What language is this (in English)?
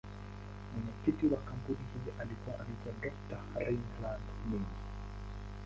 Swahili